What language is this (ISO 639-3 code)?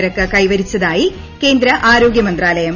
mal